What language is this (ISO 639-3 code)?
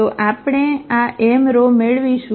guj